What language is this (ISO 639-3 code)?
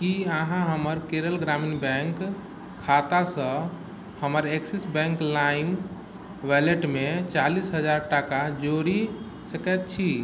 mai